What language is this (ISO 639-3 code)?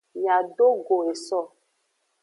ajg